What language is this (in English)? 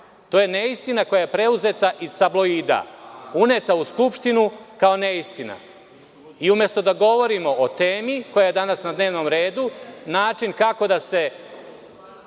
Serbian